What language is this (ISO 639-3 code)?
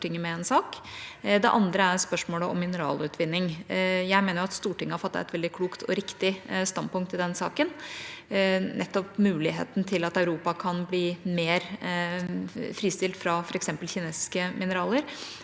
nor